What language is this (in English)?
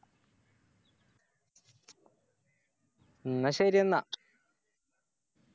Malayalam